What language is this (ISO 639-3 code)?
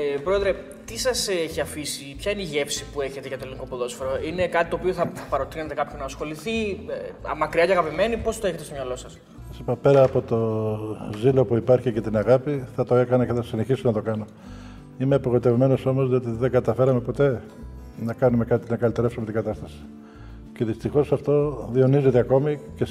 ell